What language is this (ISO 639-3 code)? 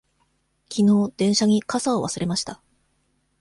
jpn